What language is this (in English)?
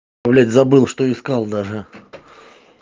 Russian